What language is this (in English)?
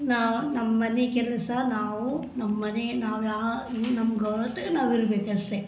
Kannada